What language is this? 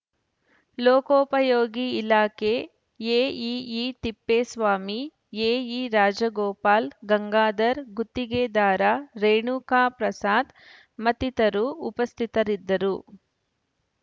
Kannada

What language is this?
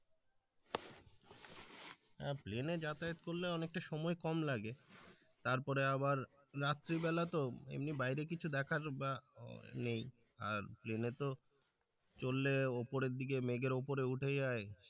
Bangla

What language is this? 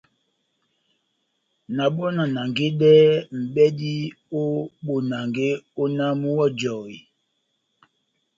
Batanga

